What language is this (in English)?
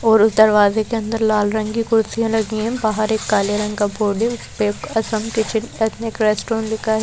Hindi